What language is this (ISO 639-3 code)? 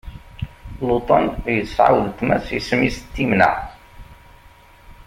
kab